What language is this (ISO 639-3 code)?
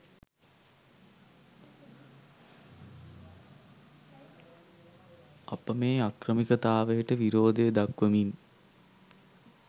sin